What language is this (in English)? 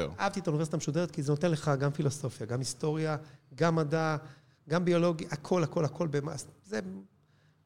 Hebrew